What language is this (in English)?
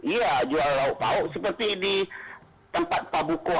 Indonesian